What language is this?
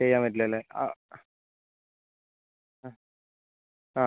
Malayalam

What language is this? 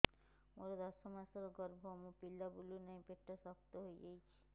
Odia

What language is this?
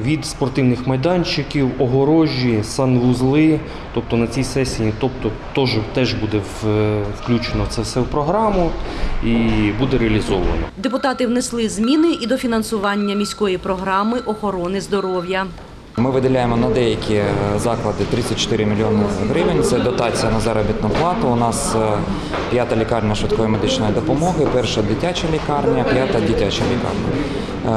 Ukrainian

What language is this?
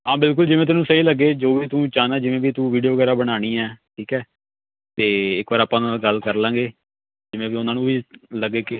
Punjabi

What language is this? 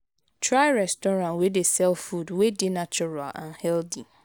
Nigerian Pidgin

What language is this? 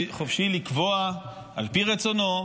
Hebrew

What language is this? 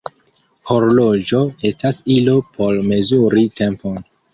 Esperanto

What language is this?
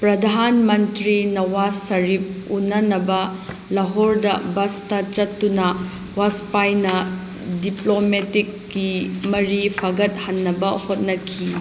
Manipuri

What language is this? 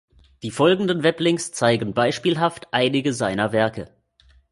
German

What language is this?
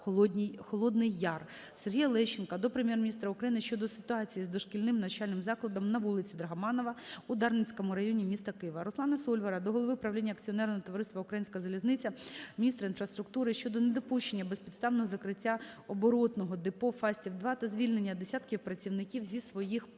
Ukrainian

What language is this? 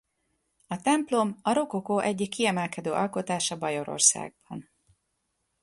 Hungarian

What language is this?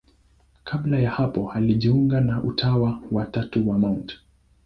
Swahili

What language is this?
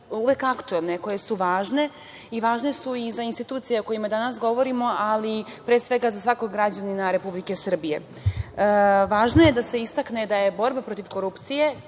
Serbian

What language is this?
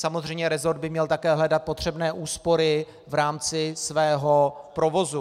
Czech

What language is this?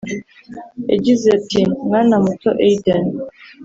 Kinyarwanda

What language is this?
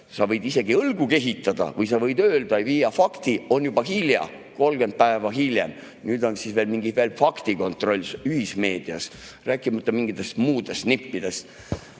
Estonian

